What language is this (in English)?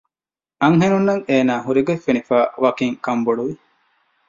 Divehi